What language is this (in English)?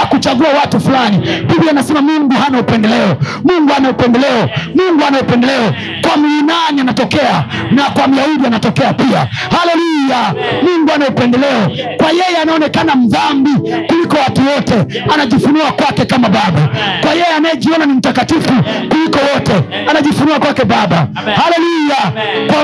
Swahili